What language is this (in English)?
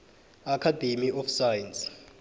South Ndebele